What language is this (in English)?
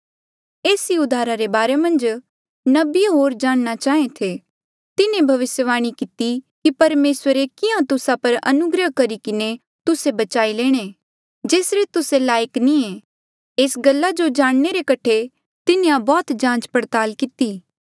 Mandeali